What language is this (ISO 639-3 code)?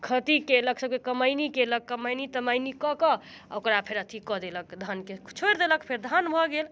mai